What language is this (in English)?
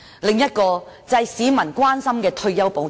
Cantonese